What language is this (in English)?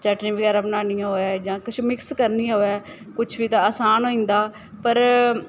Dogri